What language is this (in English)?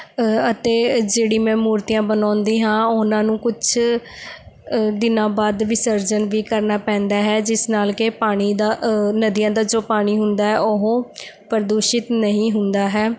Punjabi